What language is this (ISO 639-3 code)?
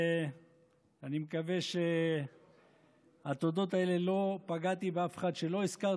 heb